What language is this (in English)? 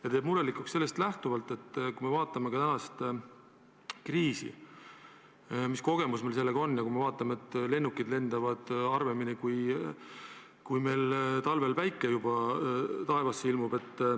Estonian